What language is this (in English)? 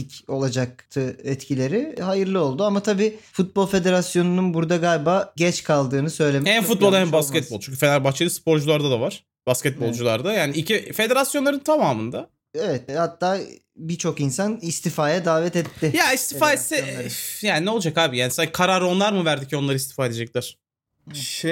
Turkish